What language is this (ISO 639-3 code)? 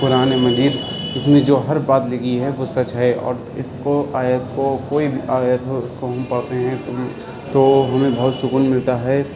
urd